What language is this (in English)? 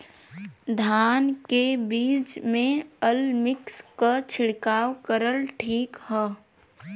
Bhojpuri